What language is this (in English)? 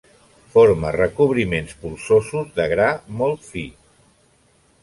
Catalan